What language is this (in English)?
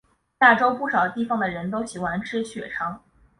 Chinese